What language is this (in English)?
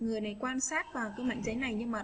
Vietnamese